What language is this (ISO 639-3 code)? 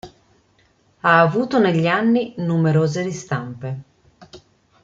ita